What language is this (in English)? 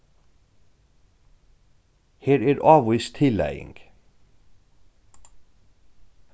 Faroese